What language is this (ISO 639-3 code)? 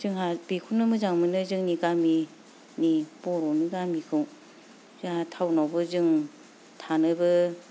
brx